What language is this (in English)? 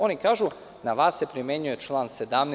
Serbian